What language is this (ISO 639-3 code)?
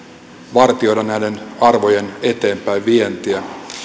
fin